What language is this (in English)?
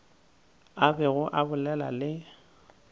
Northern Sotho